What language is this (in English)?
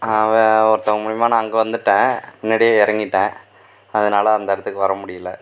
Tamil